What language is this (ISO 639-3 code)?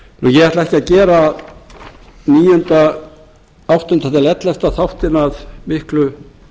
isl